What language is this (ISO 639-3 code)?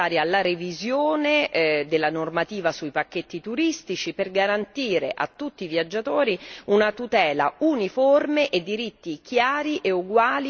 ita